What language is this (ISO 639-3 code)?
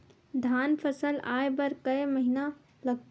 hne